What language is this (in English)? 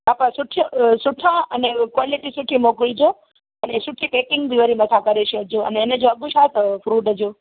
Sindhi